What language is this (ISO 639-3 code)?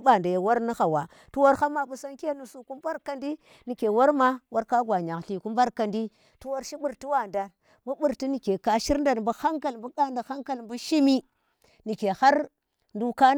ttr